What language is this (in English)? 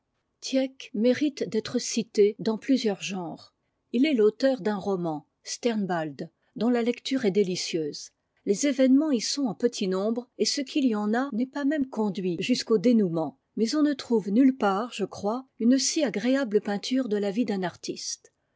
French